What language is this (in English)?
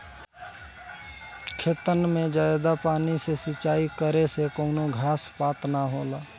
Bhojpuri